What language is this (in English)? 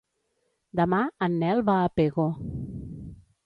Catalan